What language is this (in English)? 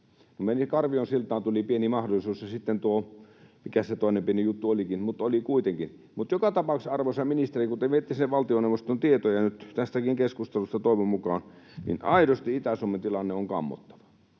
Finnish